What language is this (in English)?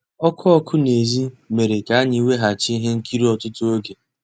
Igbo